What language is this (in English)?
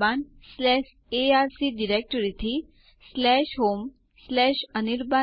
Gujarati